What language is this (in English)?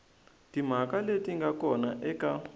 Tsonga